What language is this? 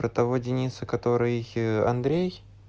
Russian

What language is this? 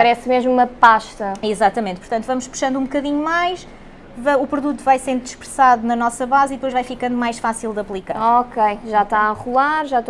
Portuguese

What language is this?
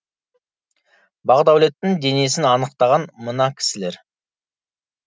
Kazakh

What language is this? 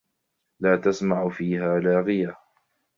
Arabic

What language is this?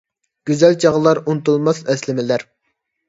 Uyghur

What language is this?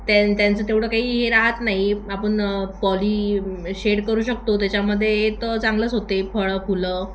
Marathi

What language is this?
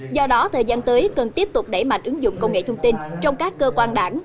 Vietnamese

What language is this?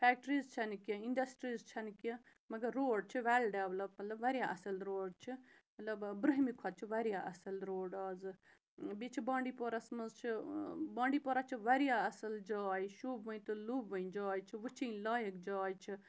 Kashmiri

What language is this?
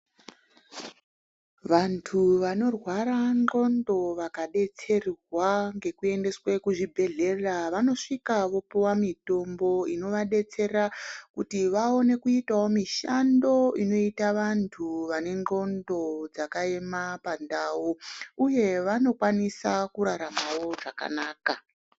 Ndau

